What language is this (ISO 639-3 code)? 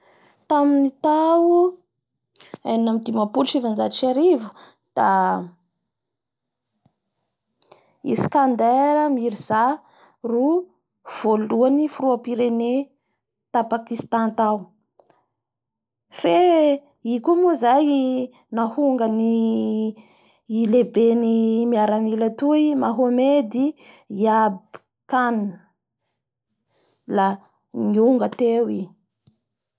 bhr